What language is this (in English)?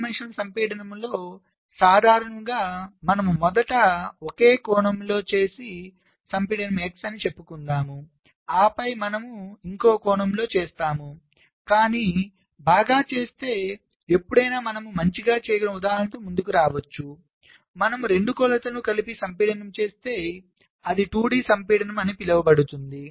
Telugu